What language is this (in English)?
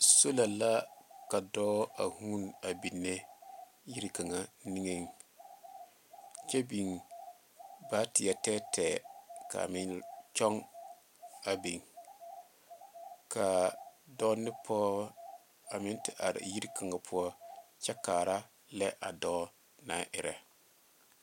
Southern Dagaare